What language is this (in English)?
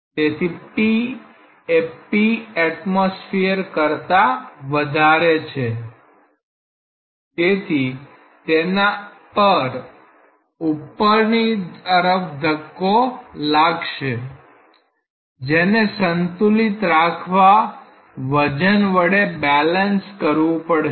Gujarati